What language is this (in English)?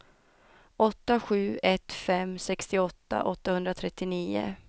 Swedish